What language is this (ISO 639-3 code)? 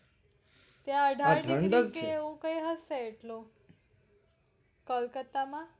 guj